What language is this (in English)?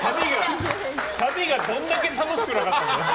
Japanese